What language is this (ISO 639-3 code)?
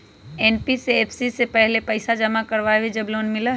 mag